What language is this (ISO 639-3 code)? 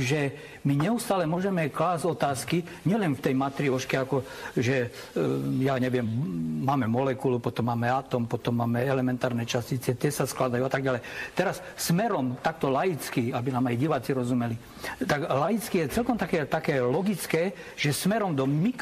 slk